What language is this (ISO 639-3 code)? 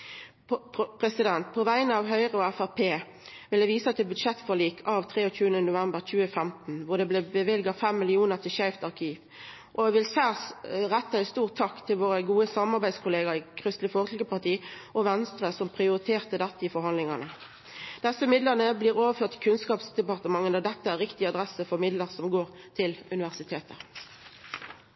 nno